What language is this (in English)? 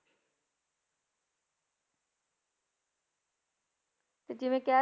Punjabi